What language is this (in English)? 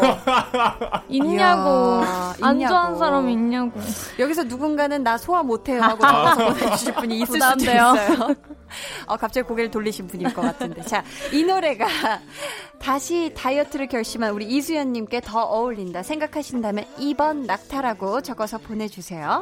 Korean